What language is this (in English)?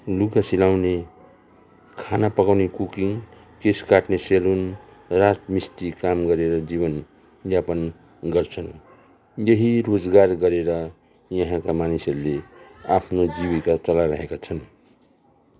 Nepali